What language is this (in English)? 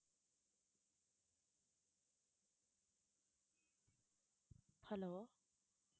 Tamil